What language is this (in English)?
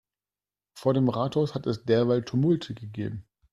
German